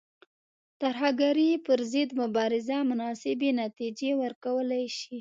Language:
Pashto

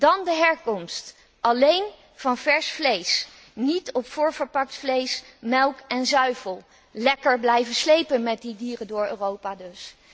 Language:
Dutch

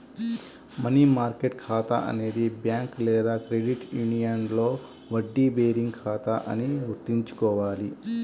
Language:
Telugu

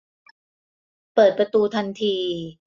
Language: Thai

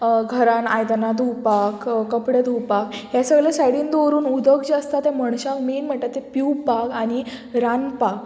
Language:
Konkani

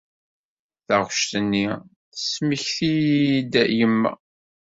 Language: Kabyle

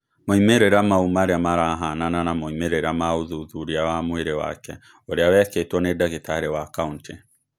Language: Kikuyu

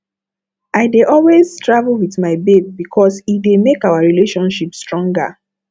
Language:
Nigerian Pidgin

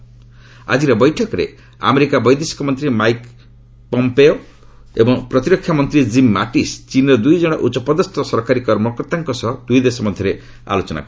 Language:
Odia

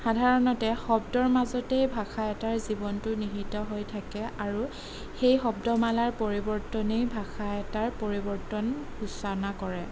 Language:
Assamese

